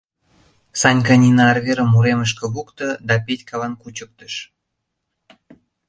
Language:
Mari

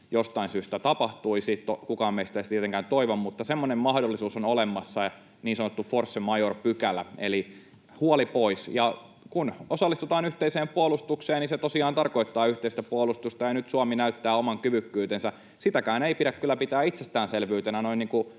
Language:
Finnish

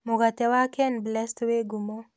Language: Kikuyu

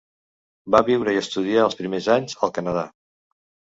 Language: Catalan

